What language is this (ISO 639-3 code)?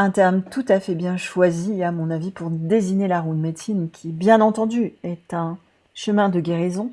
fra